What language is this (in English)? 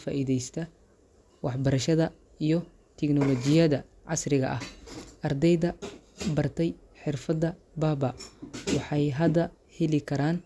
Somali